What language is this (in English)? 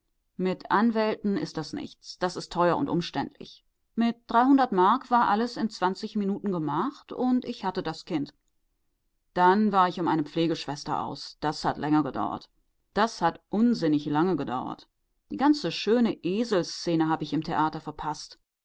German